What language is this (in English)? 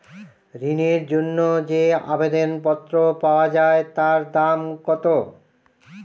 Bangla